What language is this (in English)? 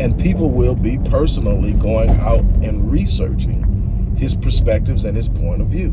English